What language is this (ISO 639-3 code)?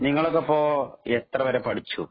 mal